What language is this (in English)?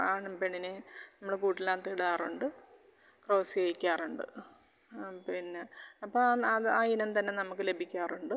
Malayalam